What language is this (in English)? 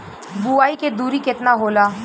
Bhojpuri